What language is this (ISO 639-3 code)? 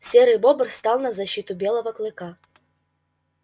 rus